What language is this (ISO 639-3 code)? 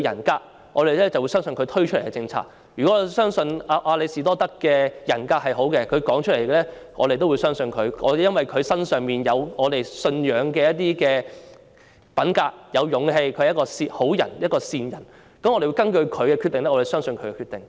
yue